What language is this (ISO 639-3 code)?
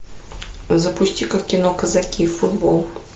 rus